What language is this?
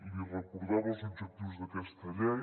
Catalan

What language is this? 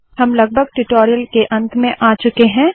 Hindi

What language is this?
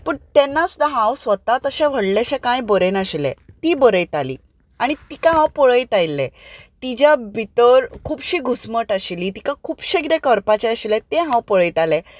Konkani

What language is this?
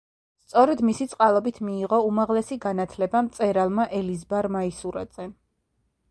Georgian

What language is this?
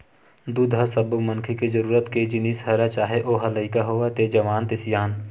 Chhattisgarhi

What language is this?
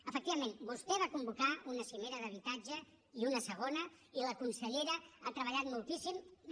Catalan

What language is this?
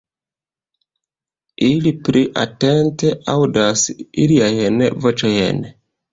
Esperanto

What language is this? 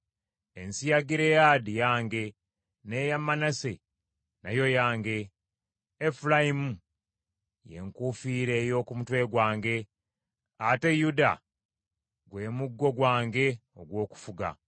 Ganda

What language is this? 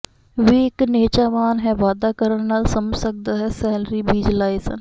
Punjabi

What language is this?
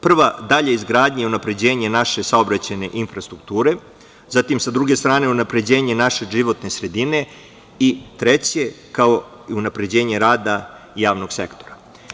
Serbian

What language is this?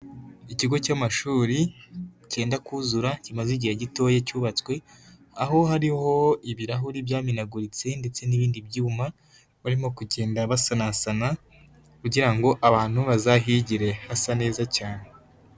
Kinyarwanda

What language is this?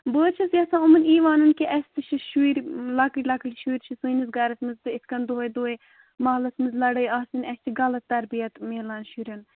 Kashmiri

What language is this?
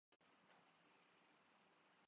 Urdu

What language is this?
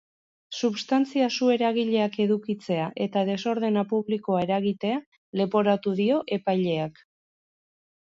Basque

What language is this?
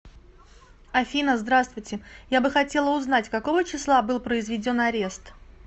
Russian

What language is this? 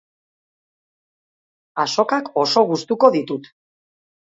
Basque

